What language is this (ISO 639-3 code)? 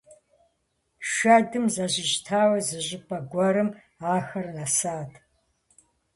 kbd